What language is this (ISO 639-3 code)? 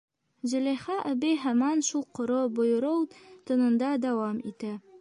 bak